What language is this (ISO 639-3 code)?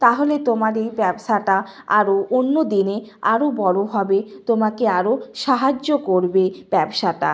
ben